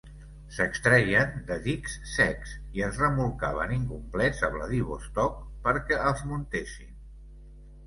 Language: Catalan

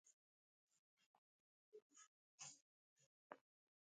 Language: Igbo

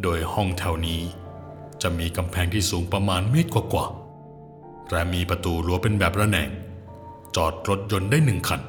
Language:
Thai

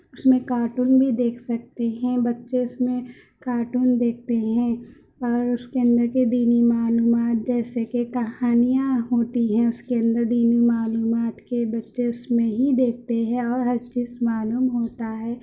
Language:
Urdu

